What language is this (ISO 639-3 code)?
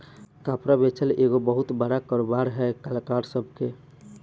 bho